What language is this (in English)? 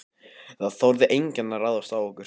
Icelandic